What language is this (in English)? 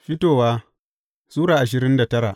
Hausa